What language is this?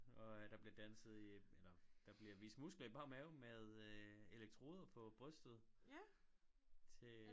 Danish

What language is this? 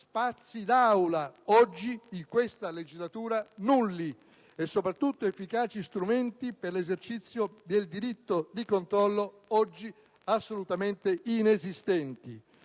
Italian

